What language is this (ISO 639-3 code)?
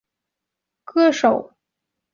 zho